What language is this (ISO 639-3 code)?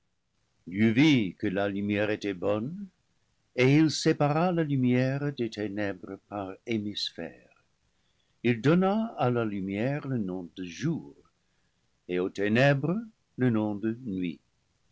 fra